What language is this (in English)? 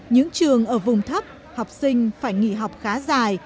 Vietnamese